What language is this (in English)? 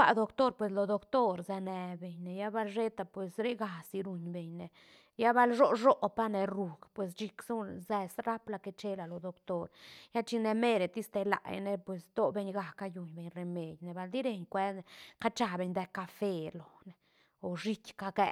Santa Catarina Albarradas Zapotec